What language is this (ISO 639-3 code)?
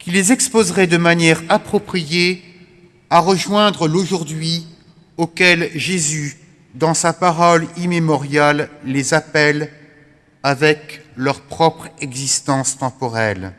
fra